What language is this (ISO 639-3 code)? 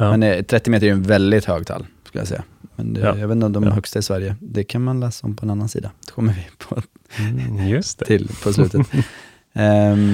swe